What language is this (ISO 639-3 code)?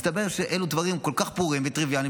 heb